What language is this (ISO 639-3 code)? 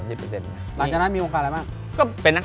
tha